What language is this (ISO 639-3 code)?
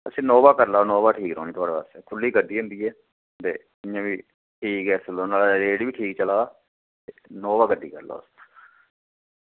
doi